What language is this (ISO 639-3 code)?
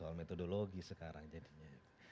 ind